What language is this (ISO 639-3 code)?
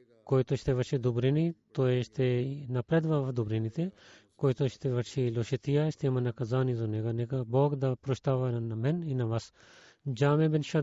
bul